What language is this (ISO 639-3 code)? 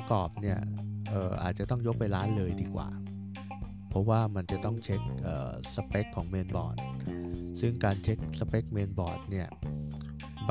tha